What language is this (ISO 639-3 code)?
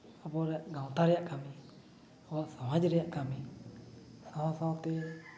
sat